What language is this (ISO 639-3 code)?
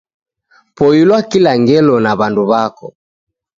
dav